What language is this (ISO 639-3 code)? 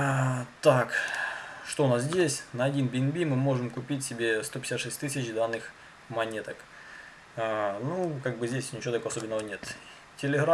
rus